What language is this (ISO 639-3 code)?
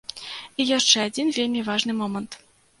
bel